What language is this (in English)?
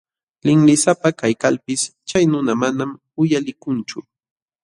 Jauja Wanca Quechua